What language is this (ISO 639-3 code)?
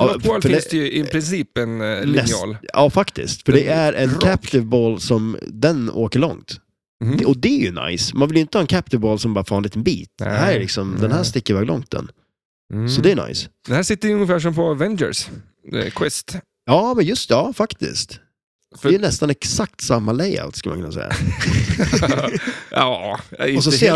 swe